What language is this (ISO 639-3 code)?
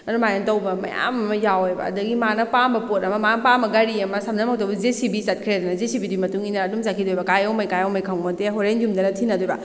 mni